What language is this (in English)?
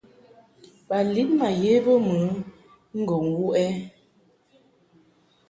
Mungaka